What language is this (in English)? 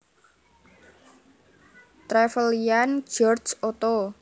Javanese